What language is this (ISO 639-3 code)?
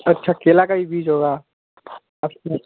urd